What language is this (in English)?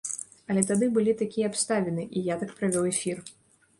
Belarusian